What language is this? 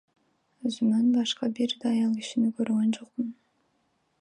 Kyrgyz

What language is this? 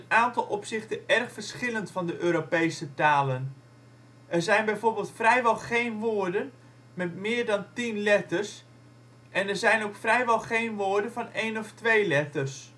Dutch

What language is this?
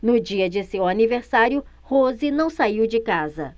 Portuguese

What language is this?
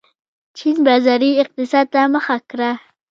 Pashto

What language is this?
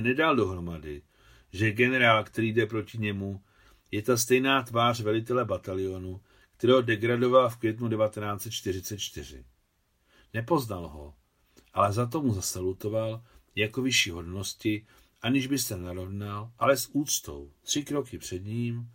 Czech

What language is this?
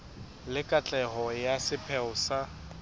Southern Sotho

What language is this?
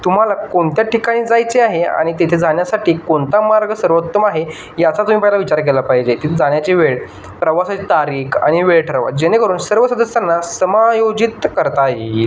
Marathi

